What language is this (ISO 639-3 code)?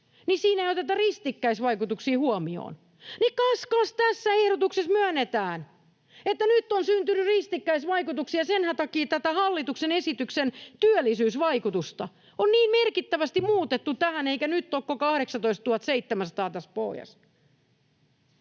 fin